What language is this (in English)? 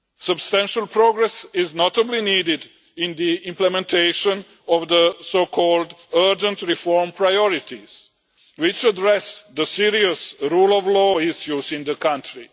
English